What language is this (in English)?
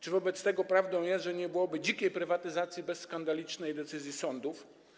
Polish